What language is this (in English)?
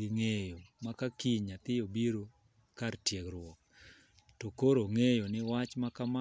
Luo (Kenya and Tanzania)